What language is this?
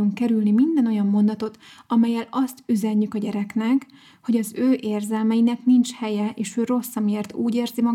Hungarian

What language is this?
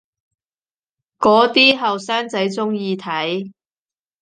Cantonese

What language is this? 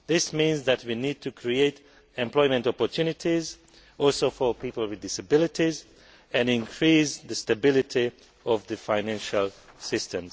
English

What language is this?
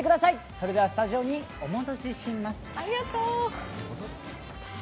Japanese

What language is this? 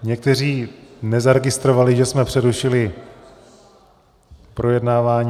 Czech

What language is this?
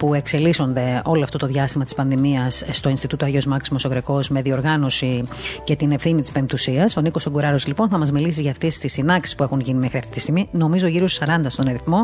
Greek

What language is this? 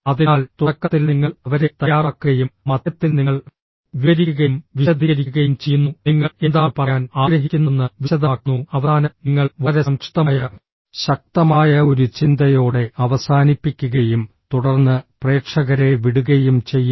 Malayalam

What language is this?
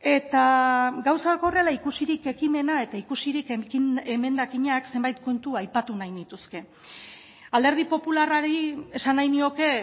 Basque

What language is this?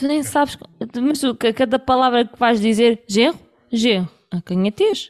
Portuguese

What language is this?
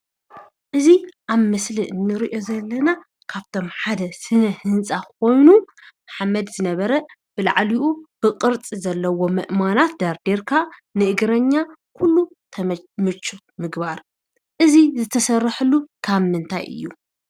Tigrinya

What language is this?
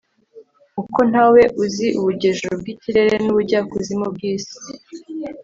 Kinyarwanda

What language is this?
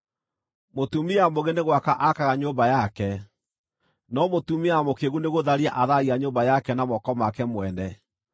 Kikuyu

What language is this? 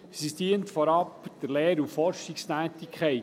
Swiss German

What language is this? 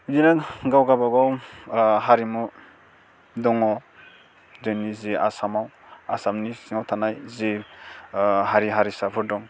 Bodo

